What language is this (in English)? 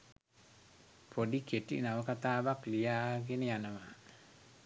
Sinhala